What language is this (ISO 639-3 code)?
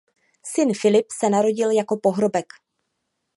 ces